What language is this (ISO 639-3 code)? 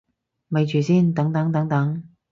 yue